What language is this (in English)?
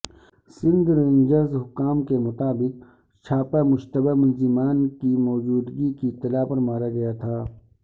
Urdu